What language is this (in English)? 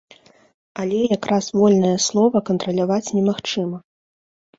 Belarusian